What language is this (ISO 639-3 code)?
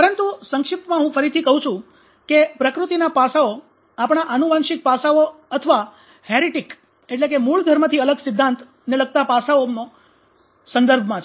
guj